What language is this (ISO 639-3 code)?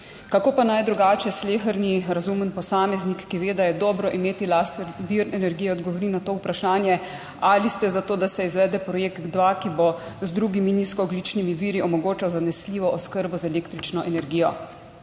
slv